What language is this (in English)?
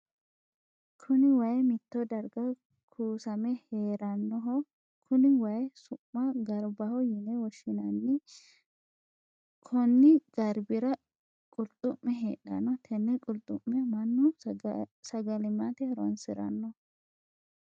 Sidamo